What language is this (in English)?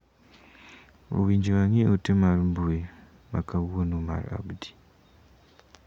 Luo (Kenya and Tanzania)